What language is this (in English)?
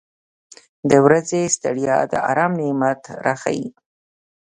Pashto